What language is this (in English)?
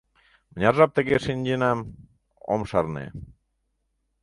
Mari